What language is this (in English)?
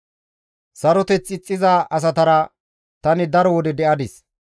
Gamo